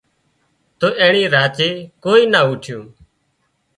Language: Wadiyara Koli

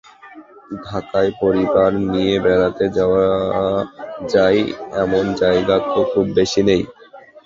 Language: Bangla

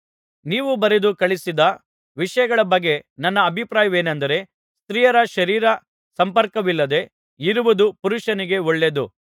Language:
Kannada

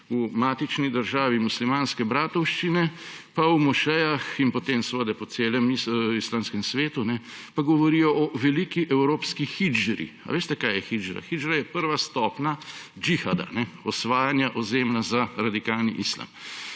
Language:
Slovenian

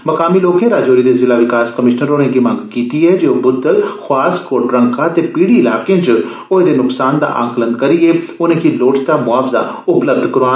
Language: Dogri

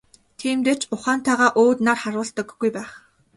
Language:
Mongolian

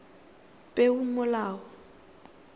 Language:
Tswana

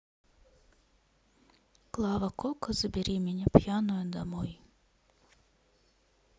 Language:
Russian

